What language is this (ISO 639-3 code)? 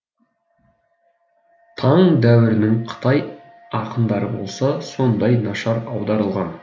kaz